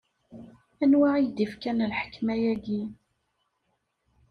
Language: Kabyle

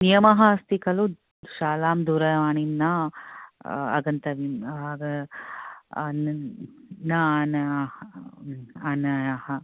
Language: Sanskrit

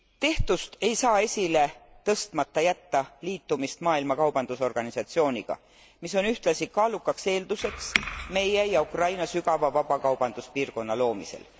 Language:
Estonian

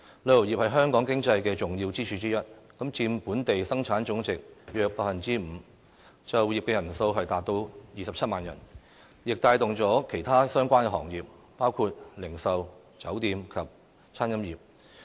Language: Cantonese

